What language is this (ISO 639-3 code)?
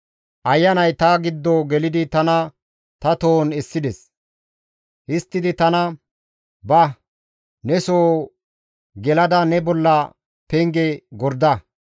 gmv